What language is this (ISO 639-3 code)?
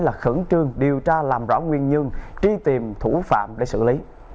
vie